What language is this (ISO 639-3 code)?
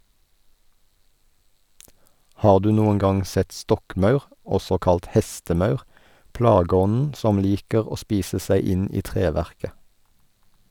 nor